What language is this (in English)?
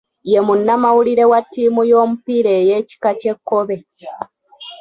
Ganda